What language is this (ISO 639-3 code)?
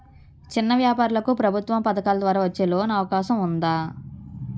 tel